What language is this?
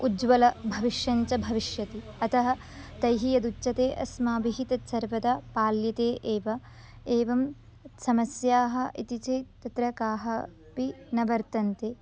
Sanskrit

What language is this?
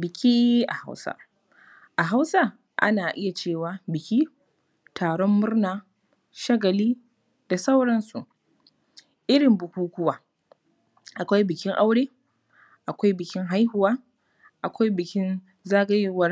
Hausa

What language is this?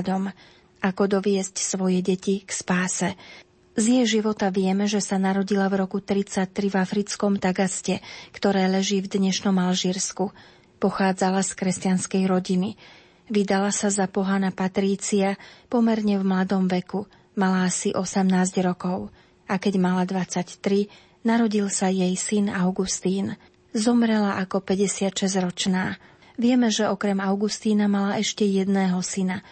Slovak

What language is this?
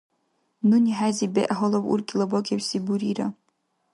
Dargwa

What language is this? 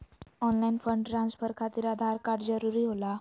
Magahi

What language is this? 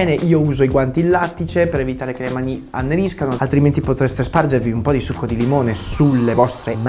Italian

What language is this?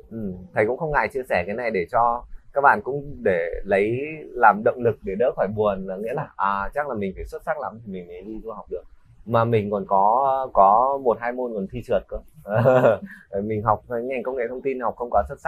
Vietnamese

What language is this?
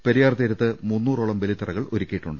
Malayalam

